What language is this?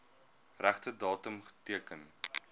Afrikaans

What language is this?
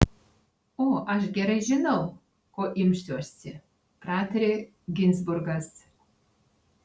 Lithuanian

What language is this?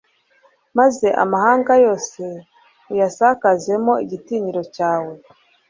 Kinyarwanda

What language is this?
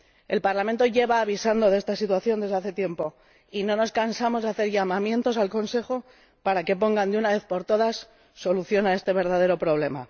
Spanish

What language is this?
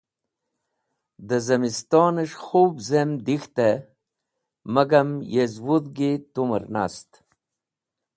Wakhi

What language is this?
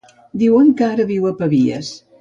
Catalan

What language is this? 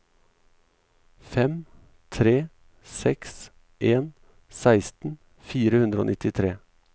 Norwegian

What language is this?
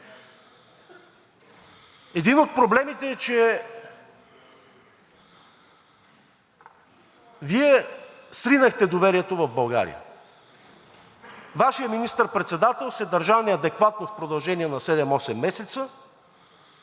Bulgarian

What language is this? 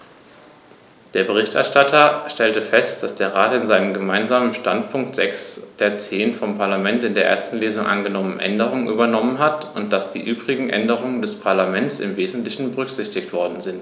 German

